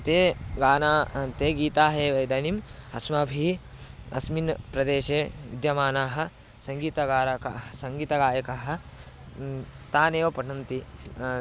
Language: Sanskrit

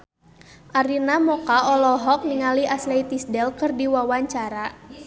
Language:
Sundanese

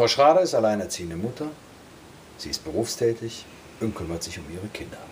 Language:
German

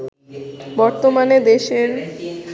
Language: Bangla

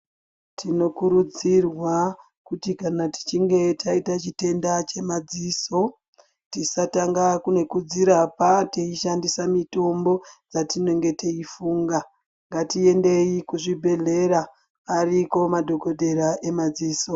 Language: Ndau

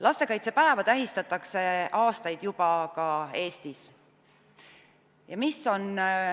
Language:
Estonian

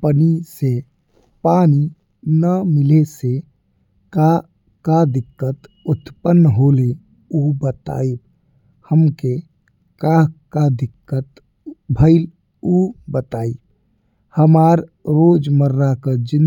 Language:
Bhojpuri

